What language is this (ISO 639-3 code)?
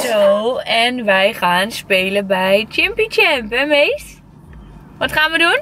nld